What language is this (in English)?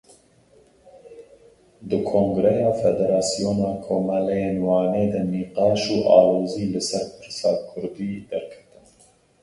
Kurdish